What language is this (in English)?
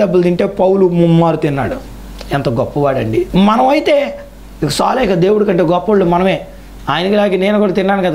Indonesian